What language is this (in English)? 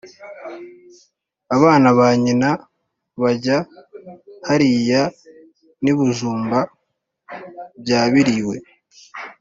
Kinyarwanda